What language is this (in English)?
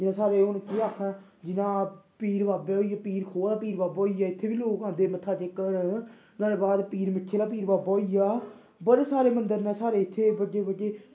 Dogri